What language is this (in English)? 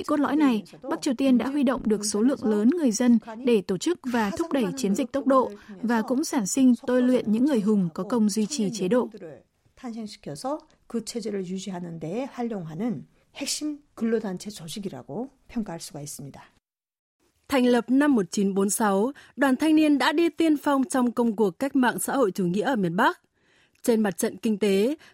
Vietnamese